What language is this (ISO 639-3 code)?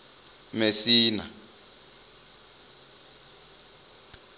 ven